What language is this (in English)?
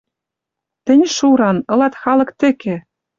Western Mari